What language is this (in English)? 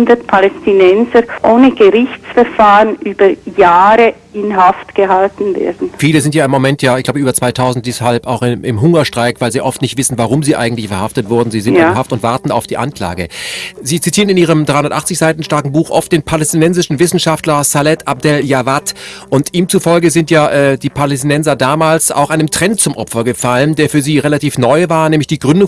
German